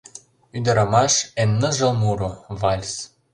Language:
Mari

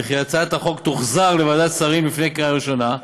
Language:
Hebrew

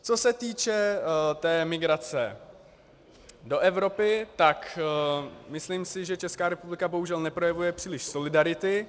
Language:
Czech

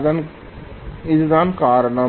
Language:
Tamil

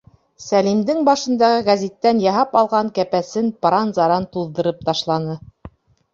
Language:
Bashkir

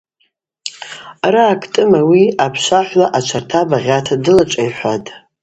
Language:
Abaza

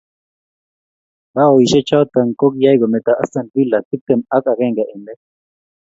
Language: Kalenjin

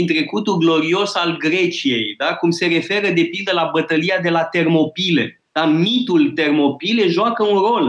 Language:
Romanian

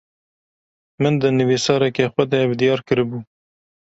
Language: Kurdish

